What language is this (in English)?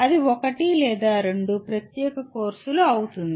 Telugu